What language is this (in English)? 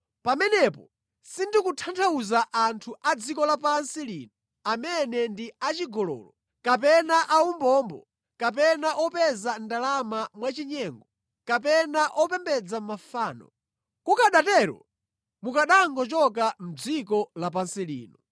Nyanja